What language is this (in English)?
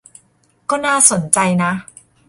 Thai